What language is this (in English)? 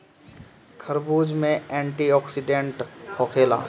Bhojpuri